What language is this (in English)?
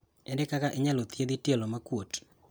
Luo (Kenya and Tanzania)